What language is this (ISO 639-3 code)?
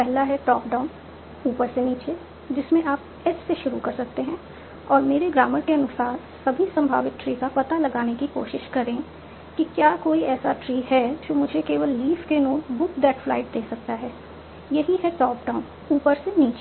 hin